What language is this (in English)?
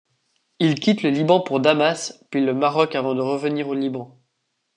French